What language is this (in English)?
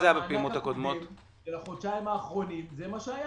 Hebrew